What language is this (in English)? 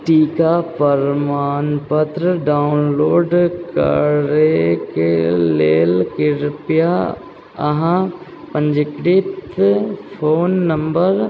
Maithili